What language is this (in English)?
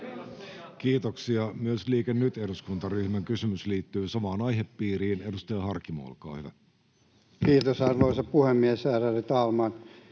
Finnish